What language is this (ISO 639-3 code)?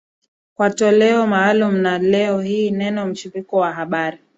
swa